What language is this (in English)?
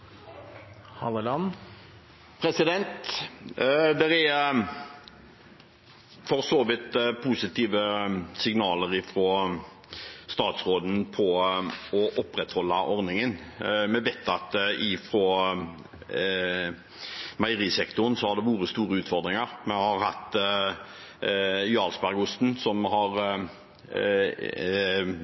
Norwegian